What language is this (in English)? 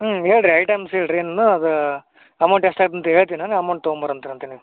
Kannada